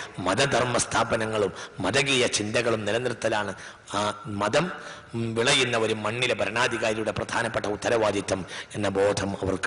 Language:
Arabic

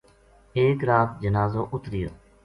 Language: Gujari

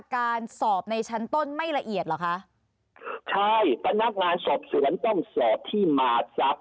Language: Thai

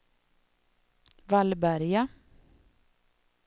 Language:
Swedish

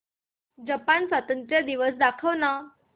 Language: Marathi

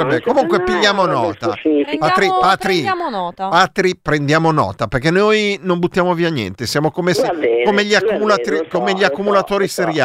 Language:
Italian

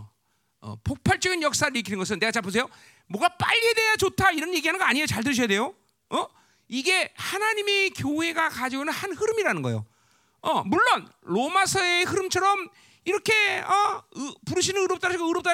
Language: Korean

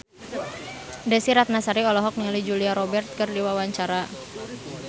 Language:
Sundanese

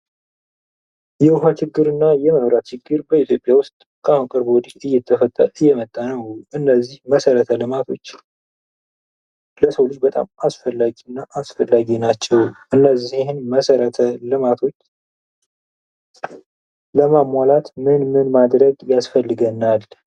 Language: Amharic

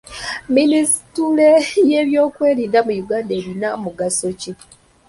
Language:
Ganda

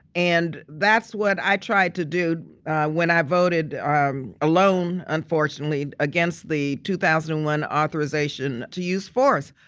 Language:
English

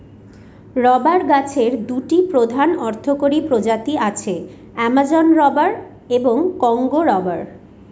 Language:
Bangla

